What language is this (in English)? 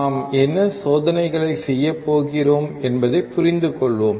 Tamil